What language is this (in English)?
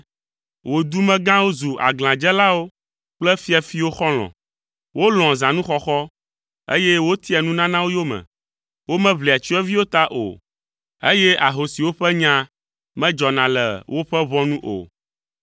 Ewe